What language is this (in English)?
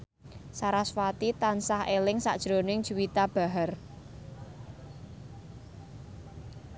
Javanese